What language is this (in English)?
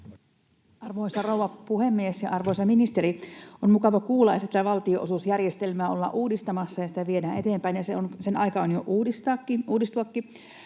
Finnish